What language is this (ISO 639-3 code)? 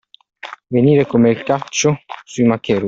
ita